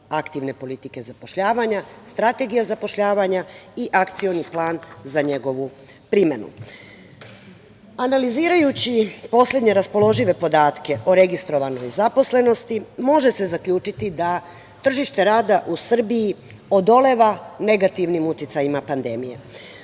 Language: Serbian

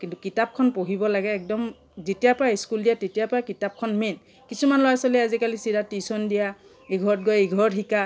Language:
Assamese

